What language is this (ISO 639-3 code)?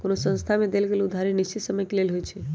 mag